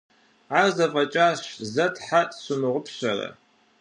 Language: Kabardian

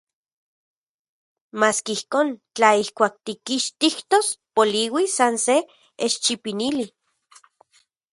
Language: Central Puebla Nahuatl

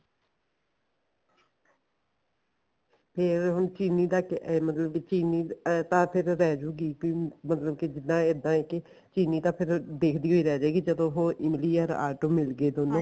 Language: Punjabi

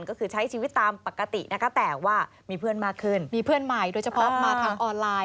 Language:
Thai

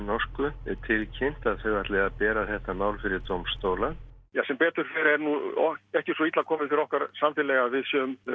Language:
Icelandic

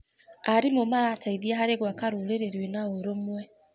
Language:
Kikuyu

